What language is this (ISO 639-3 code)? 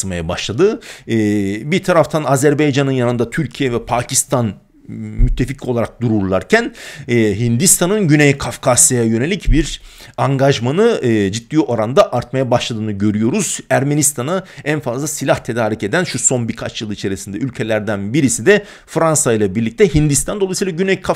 tur